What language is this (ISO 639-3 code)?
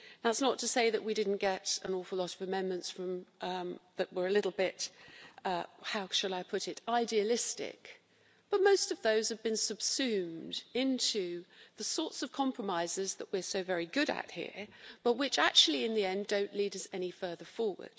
eng